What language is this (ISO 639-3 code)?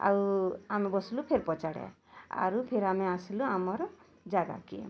ori